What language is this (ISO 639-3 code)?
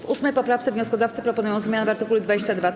pol